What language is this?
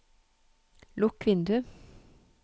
Norwegian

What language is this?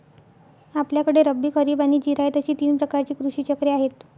Marathi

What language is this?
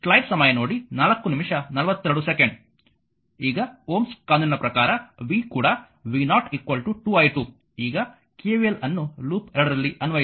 Kannada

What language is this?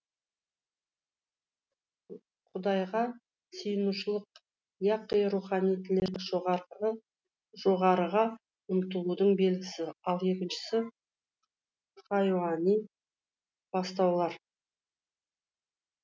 Kazakh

